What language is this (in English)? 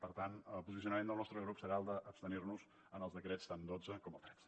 Catalan